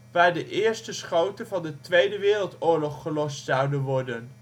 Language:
Dutch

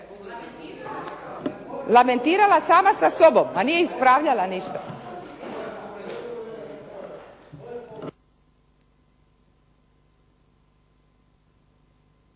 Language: Croatian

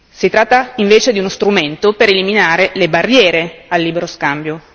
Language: Italian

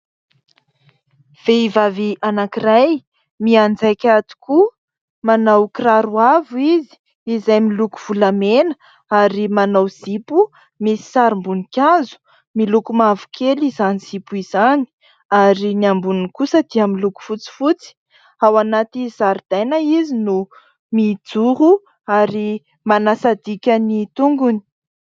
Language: Malagasy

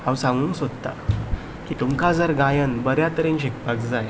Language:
Konkani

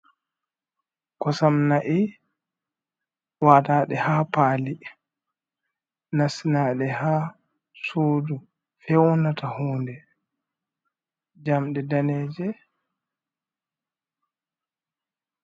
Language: Fula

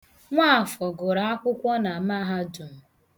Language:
Igbo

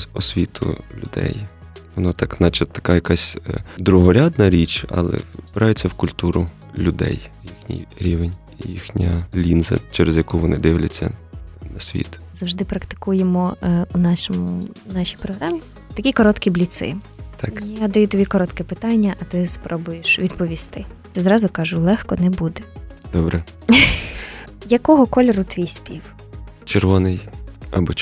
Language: Ukrainian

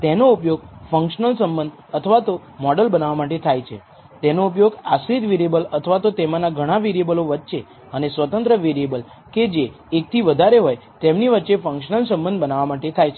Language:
Gujarati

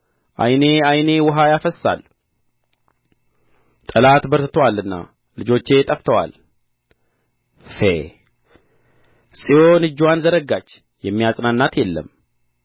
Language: Amharic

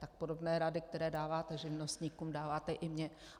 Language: Czech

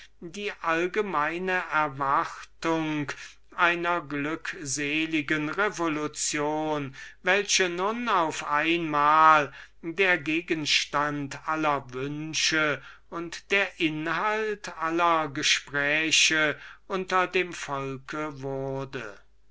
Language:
German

